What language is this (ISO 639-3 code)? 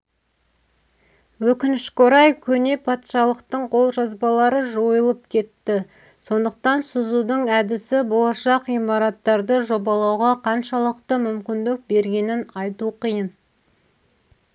kaz